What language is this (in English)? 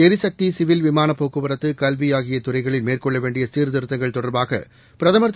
Tamil